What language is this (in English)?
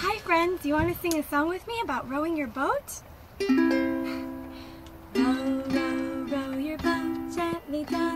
English